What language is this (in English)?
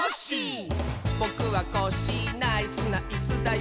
Japanese